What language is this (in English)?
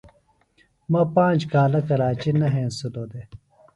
Phalura